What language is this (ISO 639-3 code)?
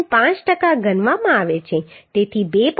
guj